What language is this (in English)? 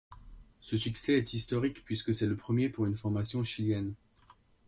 French